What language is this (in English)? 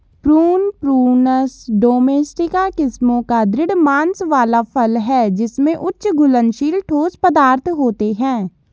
Hindi